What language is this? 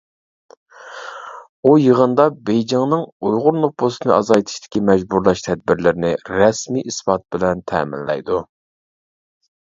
Uyghur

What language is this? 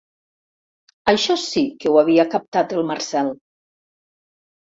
Catalan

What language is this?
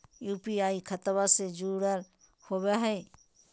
Magahi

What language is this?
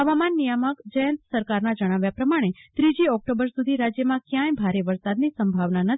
Gujarati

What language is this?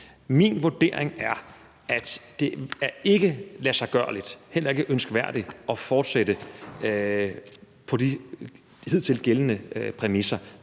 Danish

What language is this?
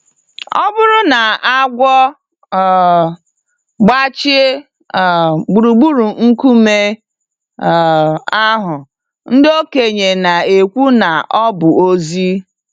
Igbo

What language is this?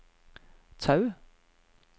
Norwegian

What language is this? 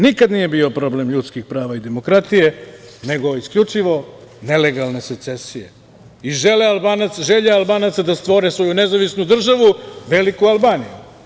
Serbian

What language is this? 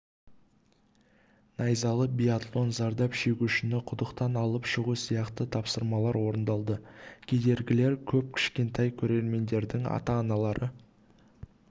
Kazakh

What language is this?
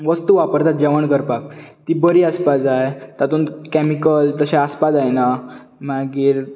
Konkani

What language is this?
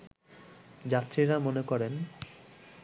Bangla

